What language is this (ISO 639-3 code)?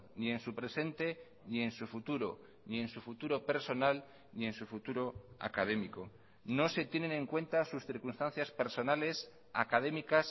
spa